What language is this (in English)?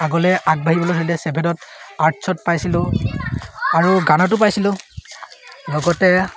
Assamese